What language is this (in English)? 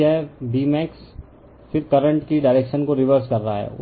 Hindi